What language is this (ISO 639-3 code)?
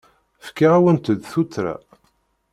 kab